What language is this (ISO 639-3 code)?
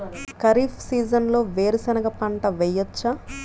tel